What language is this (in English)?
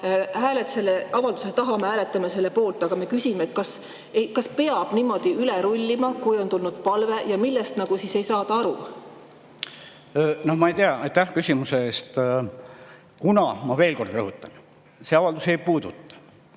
Estonian